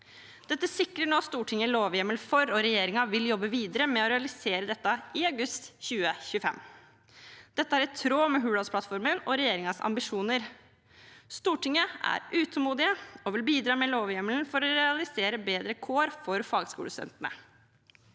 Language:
Norwegian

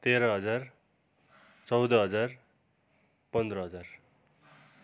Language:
Nepali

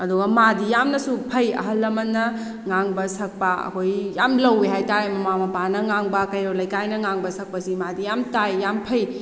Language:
Manipuri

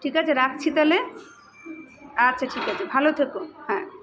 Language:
Bangla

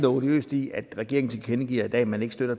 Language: Danish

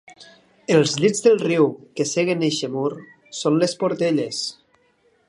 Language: Catalan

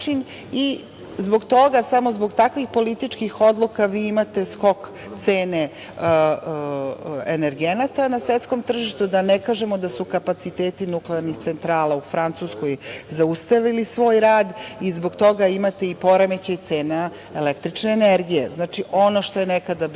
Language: Serbian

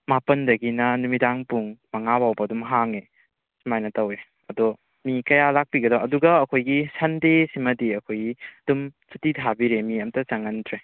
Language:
Manipuri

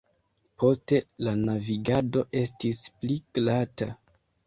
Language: Esperanto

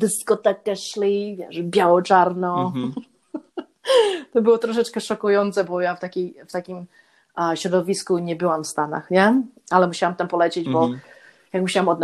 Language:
Polish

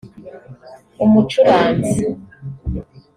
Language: Kinyarwanda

